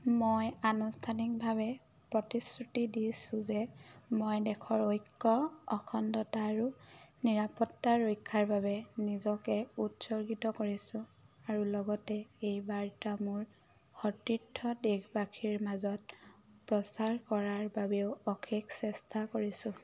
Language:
Assamese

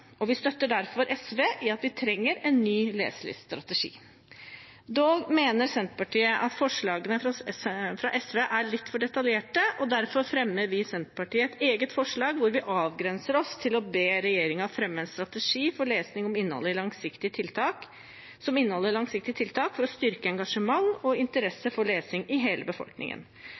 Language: Norwegian Bokmål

